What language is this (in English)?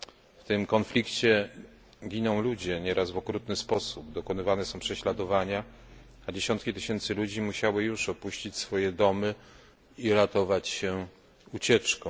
Polish